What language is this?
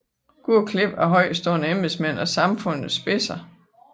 Danish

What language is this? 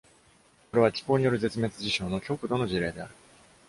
Japanese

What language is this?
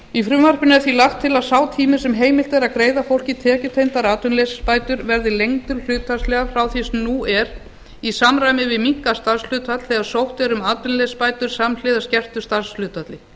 Icelandic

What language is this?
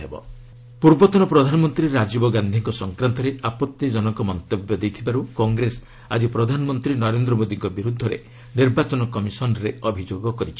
Odia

